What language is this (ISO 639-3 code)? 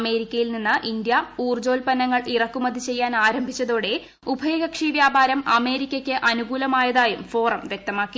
mal